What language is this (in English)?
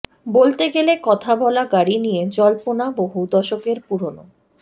Bangla